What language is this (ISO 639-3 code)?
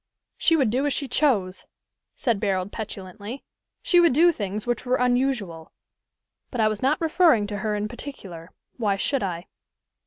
eng